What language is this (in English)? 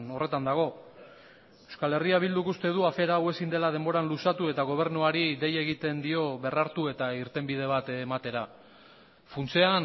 Basque